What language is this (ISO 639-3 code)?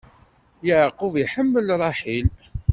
kab